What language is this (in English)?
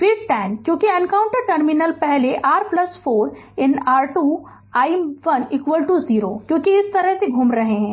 Hindi